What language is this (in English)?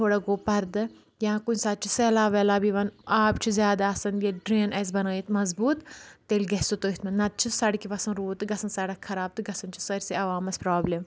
Kashmiri